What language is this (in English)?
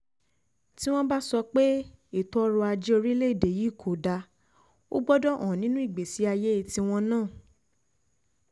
Yoruba